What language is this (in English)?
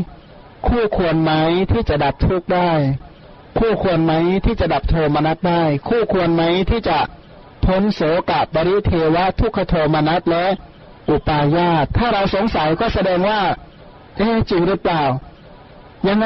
Thai